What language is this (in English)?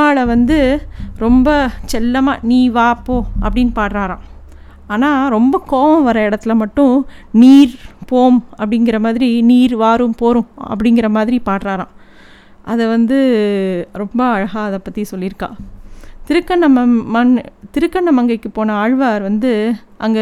Tamil